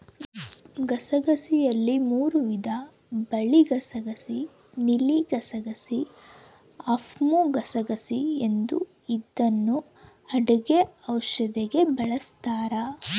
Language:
Kannada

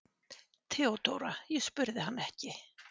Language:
Icelandic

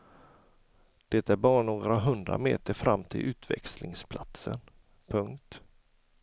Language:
Swedish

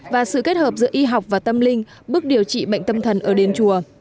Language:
Vietnamese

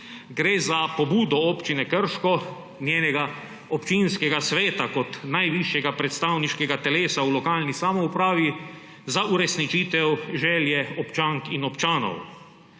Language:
Slovenian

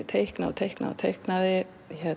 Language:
Icelandic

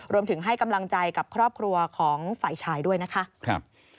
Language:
Thai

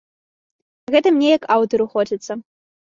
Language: Belarusian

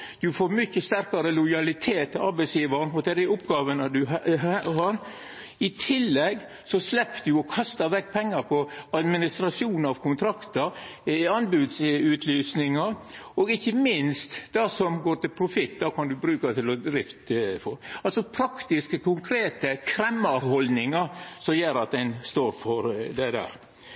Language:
Norwegian Nynorsk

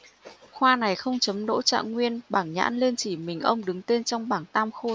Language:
Vietnamese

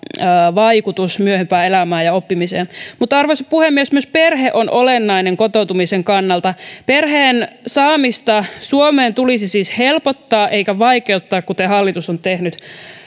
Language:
Finnish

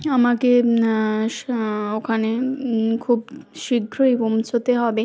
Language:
Bangla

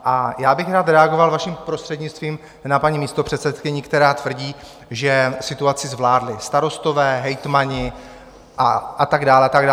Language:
Czech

